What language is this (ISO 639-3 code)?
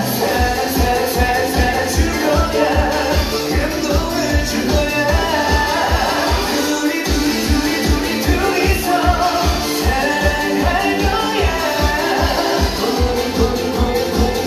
ara